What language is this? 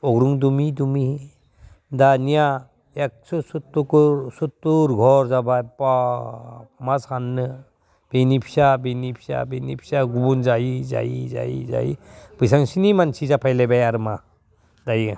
Bodo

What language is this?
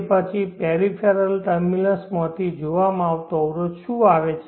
Gujarati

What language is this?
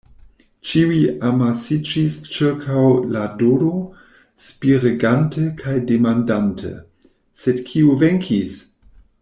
Esperanto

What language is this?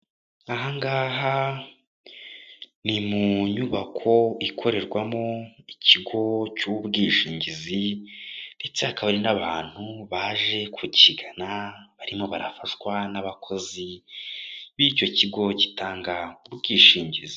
Kinyarwanda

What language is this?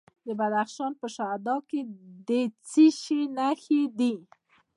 Pashto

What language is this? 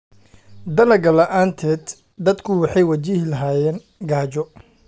Somali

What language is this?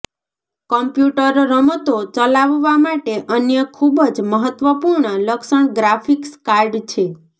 Gujarati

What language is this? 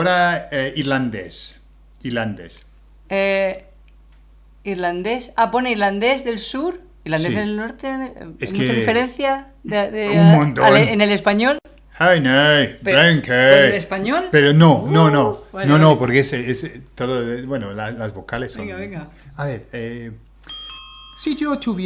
Spanish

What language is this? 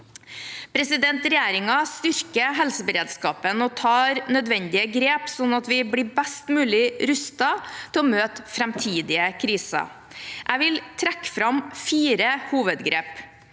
Norwegian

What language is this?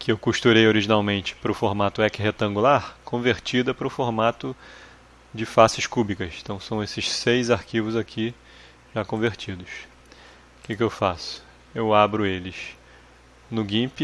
Portuguese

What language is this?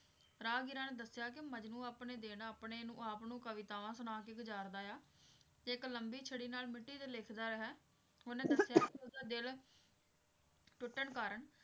Punjabi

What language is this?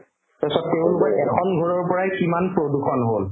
Assamese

